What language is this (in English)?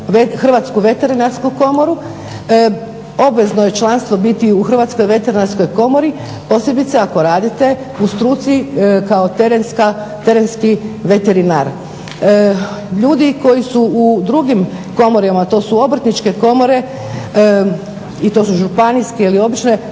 Croatian